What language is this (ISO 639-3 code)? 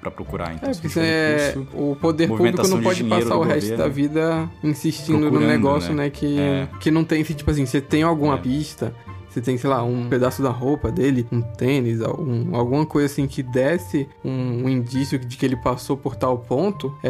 por